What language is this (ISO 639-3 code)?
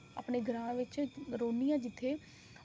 doi